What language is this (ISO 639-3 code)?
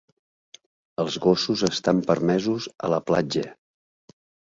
cat